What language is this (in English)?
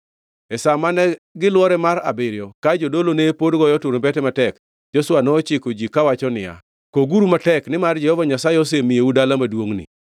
Luo (Kenya and Tanzania)